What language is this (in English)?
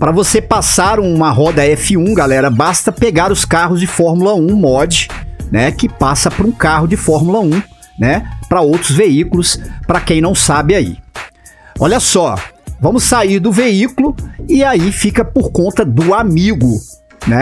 Portuguese